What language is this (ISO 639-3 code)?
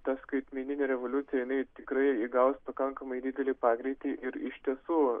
lit